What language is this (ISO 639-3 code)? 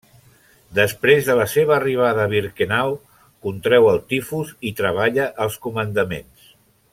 cat